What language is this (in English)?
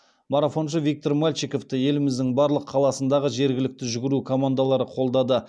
Kazakh